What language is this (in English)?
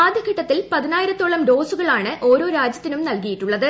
Malayalam